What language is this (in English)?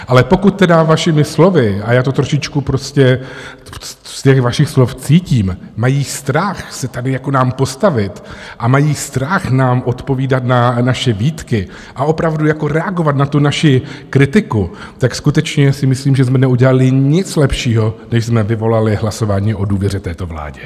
Czech